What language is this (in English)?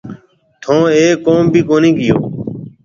Marwari (Pakistan)